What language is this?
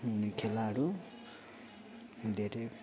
Nepali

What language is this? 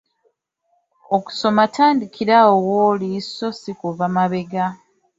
Ganda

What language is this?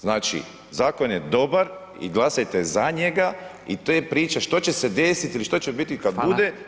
Croatian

